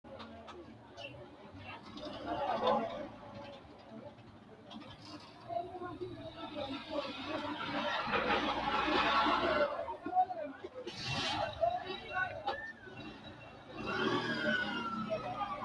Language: Sidamo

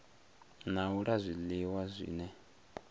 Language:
Venda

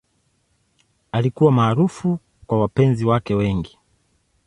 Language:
Swahili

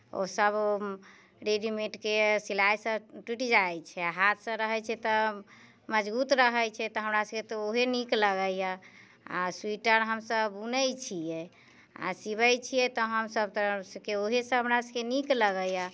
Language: Maithili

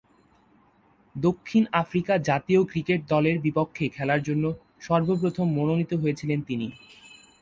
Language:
Bangla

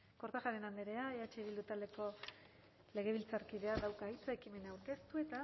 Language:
Basque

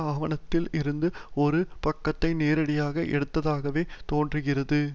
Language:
Tamil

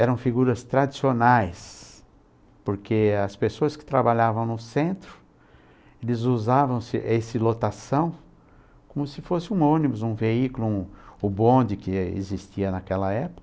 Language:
Portuguese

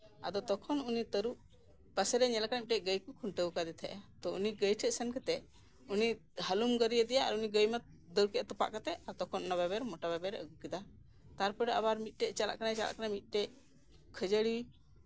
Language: Santali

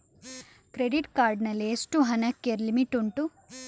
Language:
Kannada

